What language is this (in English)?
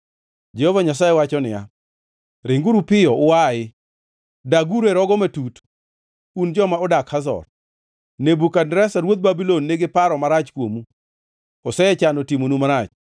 Luo (Kenya and Tanzania)